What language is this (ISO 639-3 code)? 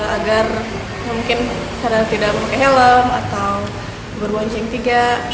ind